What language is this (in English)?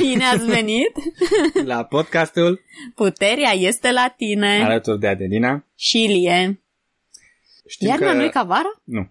Romanian